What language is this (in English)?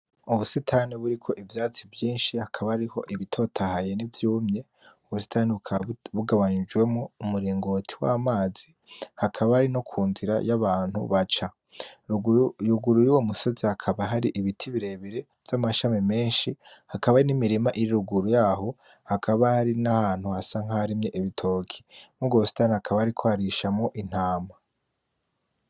Rundi